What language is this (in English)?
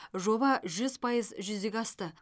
Kazakh